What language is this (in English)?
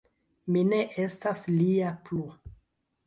Esperanto